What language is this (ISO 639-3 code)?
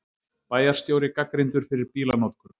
isl